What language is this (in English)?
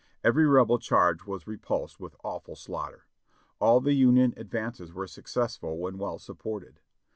English